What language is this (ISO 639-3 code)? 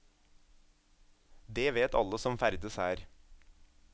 nor